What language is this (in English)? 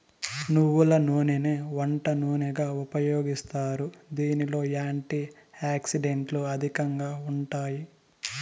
Telugu